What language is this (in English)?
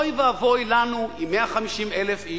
Hebrew